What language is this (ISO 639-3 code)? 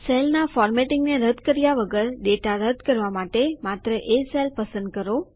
guj